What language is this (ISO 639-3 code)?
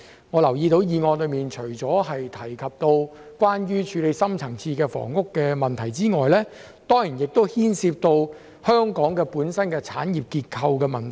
yue